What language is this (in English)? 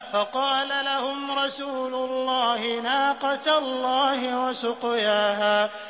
Arabic